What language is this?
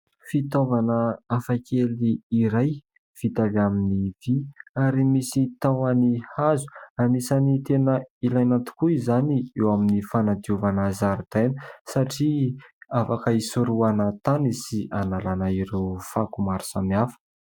Malagasy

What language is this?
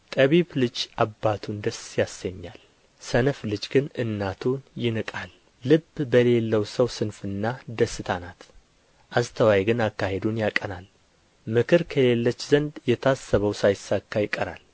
Amharic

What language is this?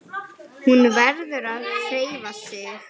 Icelandic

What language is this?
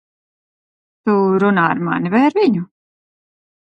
Latvian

